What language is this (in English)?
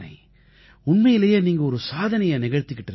Tamil